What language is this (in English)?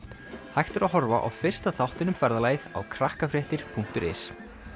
Icelandic